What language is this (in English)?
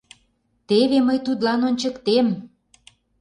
Mari